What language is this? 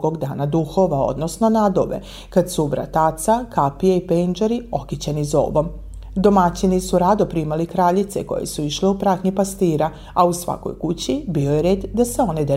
Croatian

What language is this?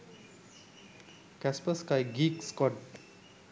Sinhala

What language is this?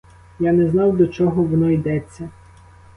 Ukrainian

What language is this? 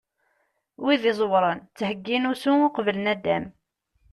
Kabyle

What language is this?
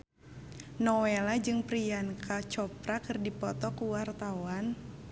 Sundanese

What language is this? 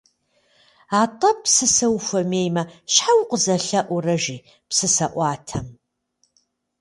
Kabardian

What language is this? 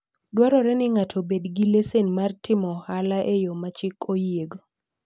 Luo (Kenya and Tanzania)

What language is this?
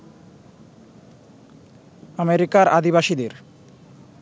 Bangla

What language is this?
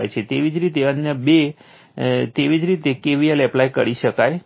Gujarati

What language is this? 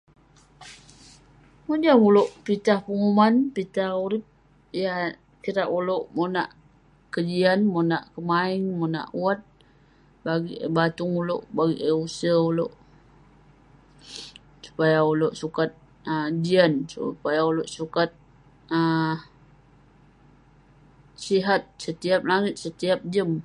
Western Penan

